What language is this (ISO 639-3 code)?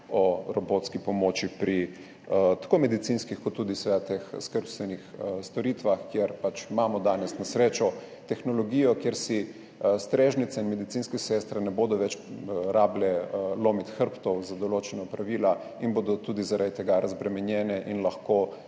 slv